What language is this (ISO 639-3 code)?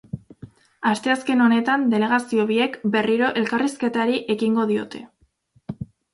eus